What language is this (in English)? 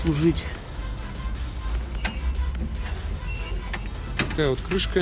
Russian